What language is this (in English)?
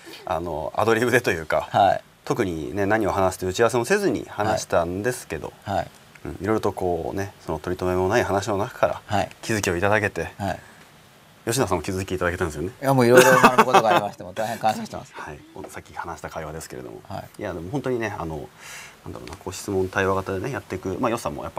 Japanese